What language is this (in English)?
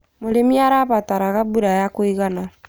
Kikuyu